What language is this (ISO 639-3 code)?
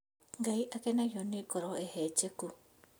kik